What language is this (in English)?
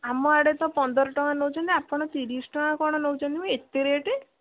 Odia